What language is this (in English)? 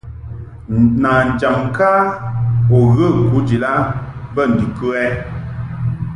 Mungaka